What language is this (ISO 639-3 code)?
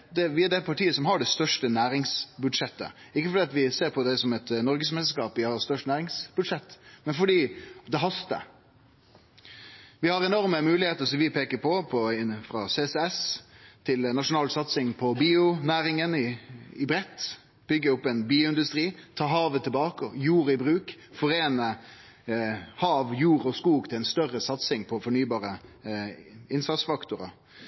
nno